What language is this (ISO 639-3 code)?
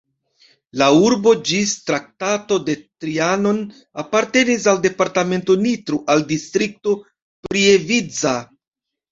epo